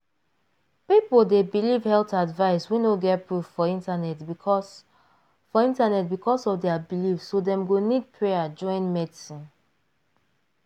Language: Nigerian Pidgin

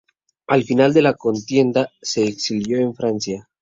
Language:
Spanish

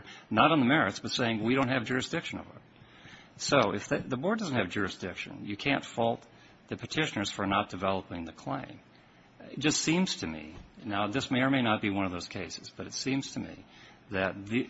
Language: English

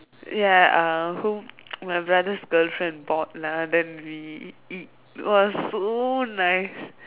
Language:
English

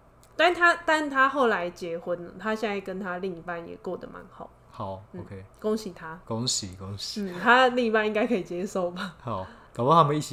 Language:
Chinese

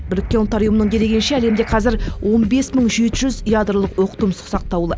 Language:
Kazakh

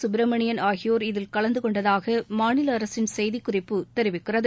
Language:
Tamil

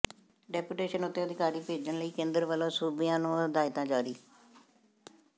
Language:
Punjabi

